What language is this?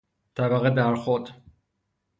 Persian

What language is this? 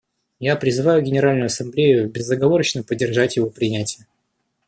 Russian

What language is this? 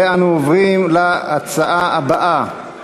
Hebrew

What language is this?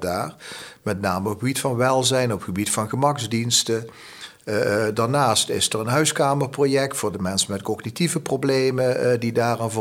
Dutch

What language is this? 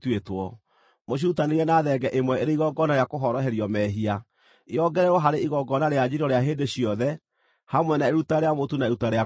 Kikuyu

